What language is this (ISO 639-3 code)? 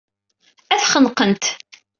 kab